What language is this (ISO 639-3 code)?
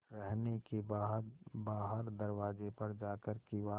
hin